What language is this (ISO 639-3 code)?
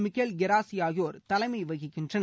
tam